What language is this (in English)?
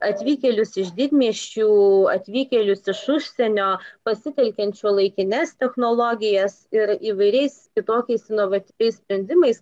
Lithuanian